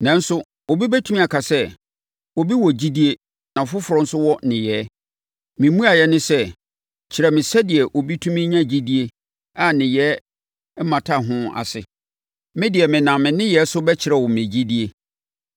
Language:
Akan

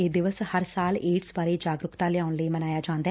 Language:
Punjabi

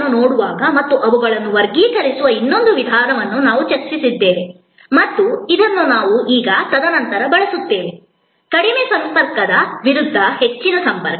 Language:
Kannada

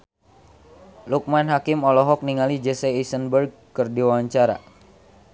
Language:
Sundanese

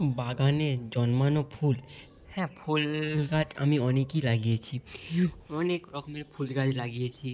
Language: Bangla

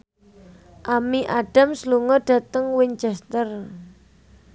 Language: Javanese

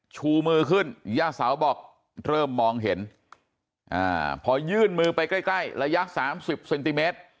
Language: Thai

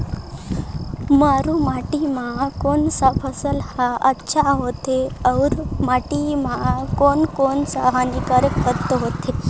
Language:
Chhattisgarhi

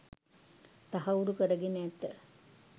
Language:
Sinhala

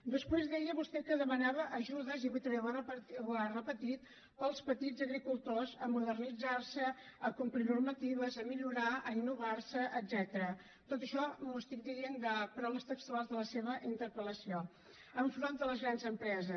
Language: Catalan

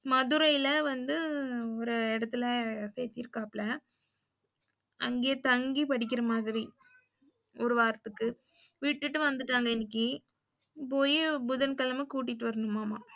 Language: Tamil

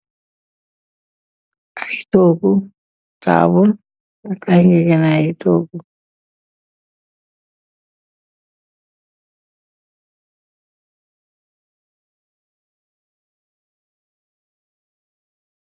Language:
Wolof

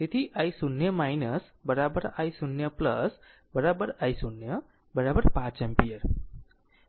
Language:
Gujarati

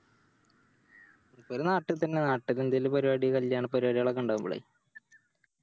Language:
Malayalam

